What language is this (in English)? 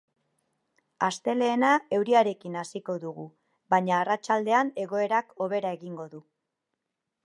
Basque